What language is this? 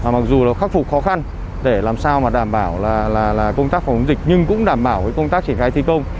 Vietnamese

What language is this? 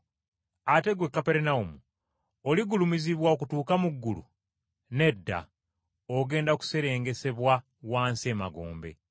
Ganda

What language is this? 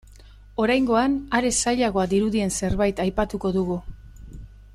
Basque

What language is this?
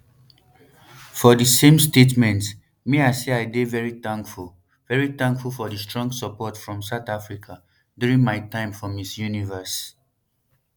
Nigerian Pidgin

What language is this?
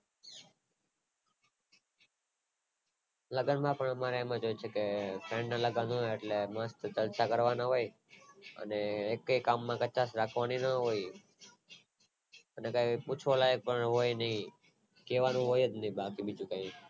Gujarati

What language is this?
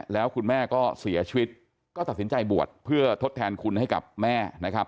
Thai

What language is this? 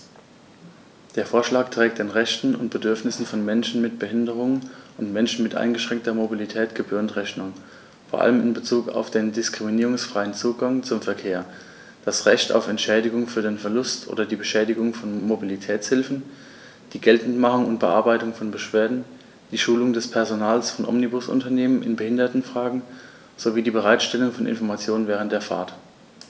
German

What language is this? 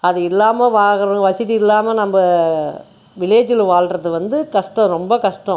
Tamil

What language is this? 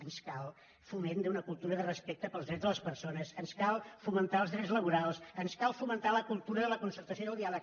Catalan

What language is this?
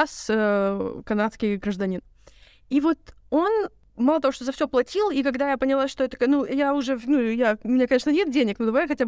Russian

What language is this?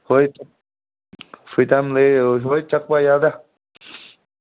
Manipuri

